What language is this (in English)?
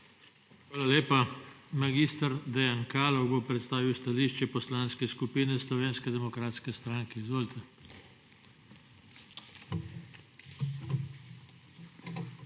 Slovenian